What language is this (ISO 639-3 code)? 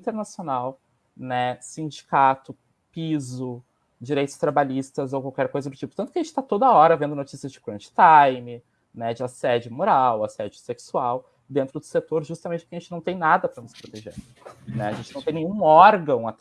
por